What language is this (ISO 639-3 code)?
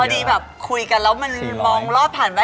tha